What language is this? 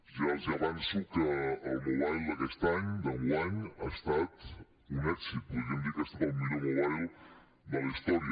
Catalan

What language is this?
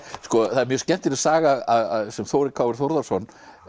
Icelandic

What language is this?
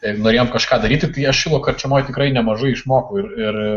Lithuanian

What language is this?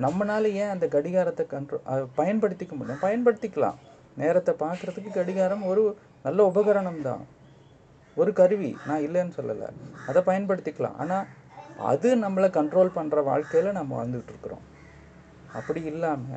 Tamil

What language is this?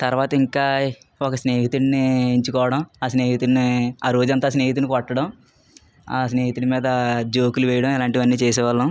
Telugu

